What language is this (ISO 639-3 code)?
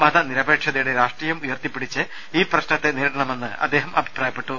mal